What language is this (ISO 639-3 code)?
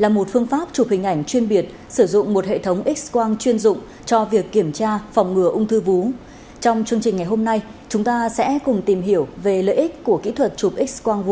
vie